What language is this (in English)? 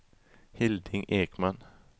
Swedish